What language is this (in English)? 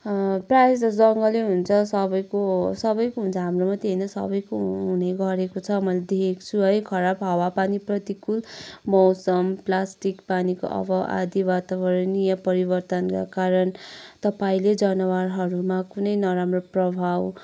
Nepali